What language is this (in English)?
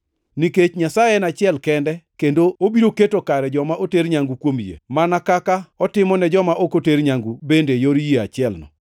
Luo (Kenya and Tanzania)